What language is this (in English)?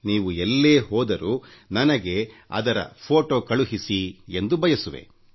Kannada